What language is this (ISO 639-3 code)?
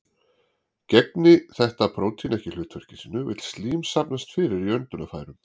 isl